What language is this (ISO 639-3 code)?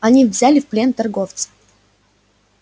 rus